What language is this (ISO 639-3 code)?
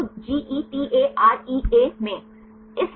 hin